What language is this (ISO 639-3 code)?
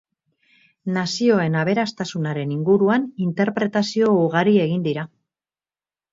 eus